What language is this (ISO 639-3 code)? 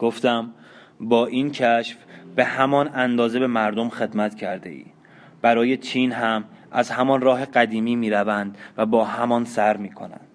fas